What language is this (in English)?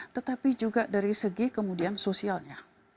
Indonesian